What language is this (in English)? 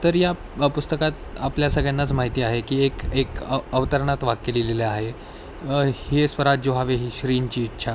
Marathi